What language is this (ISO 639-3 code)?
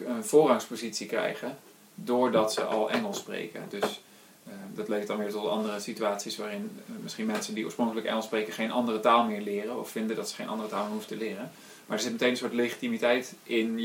nld